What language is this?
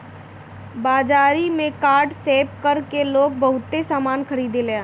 Bhojpuri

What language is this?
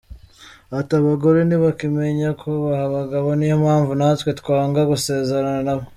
Kinyarwanda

